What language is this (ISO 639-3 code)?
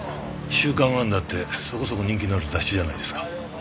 jpn